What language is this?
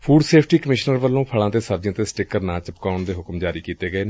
Punjabi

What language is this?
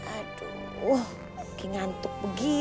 Indonesian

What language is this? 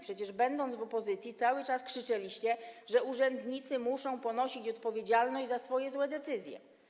Polish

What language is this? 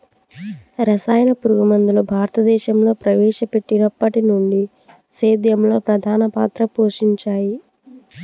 Telugu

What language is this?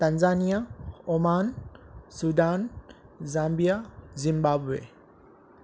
Sindhi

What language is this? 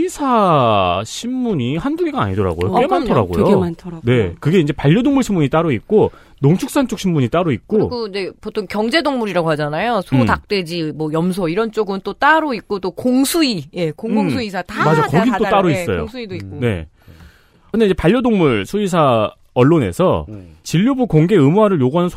Korean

